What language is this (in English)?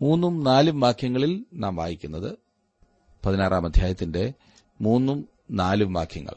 Malayalam